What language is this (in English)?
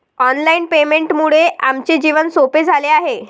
Marathi